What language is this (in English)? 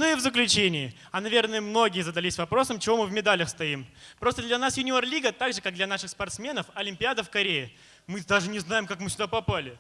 Russian